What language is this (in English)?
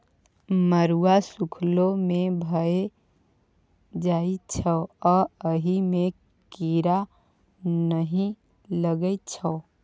Maithili